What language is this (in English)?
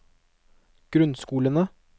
Norwegian